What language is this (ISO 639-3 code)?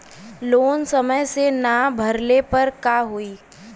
bho